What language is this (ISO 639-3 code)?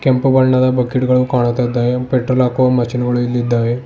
kan